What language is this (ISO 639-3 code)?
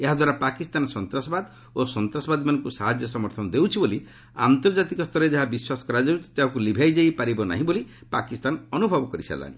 ori